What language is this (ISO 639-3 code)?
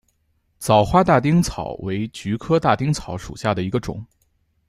zho